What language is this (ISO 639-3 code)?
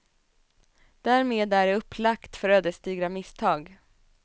swe